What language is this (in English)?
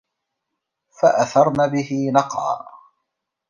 Arabic